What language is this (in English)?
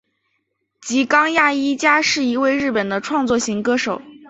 Chinese